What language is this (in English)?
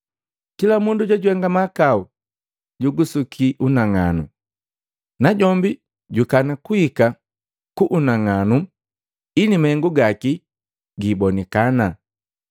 Matengo